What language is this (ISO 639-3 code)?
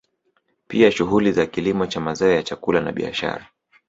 swa